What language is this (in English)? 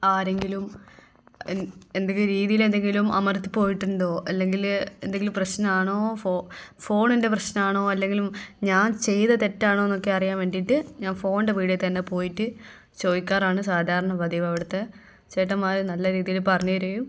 Malayalam